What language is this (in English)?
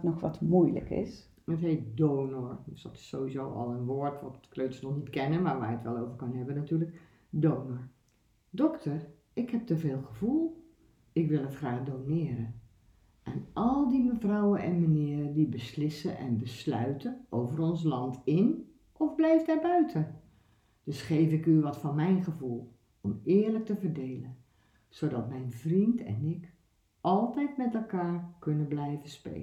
Dutch